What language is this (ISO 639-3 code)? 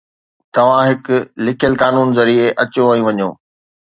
snd